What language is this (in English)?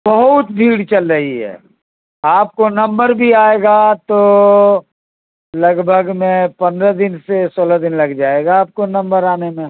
Urdu